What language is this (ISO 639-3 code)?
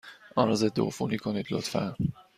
fas